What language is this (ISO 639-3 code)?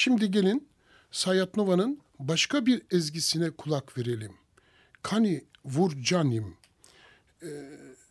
tur